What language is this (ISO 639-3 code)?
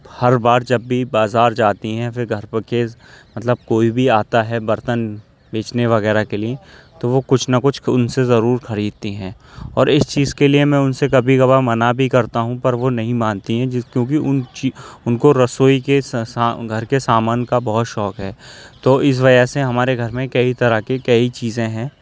urd